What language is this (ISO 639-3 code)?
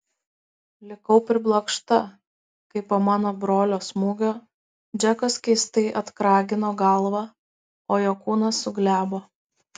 lit